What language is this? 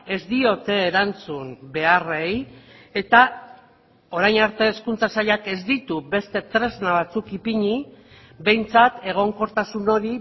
Basque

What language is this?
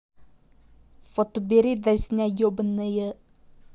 Russian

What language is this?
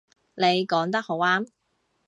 Cantonese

